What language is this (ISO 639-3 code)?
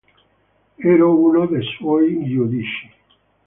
ita